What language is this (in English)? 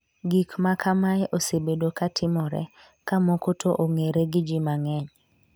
Luo (Kenya and Tanzania)